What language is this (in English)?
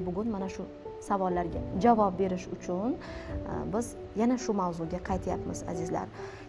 Turkish